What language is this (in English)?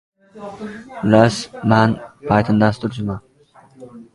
Uzbek